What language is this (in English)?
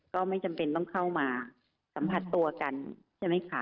Thai